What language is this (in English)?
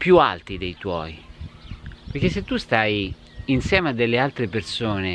Italian